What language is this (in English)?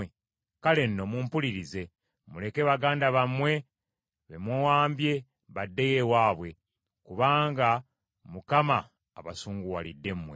Ganda